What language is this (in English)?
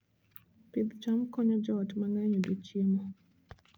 Luo (Kenya and Tanzania)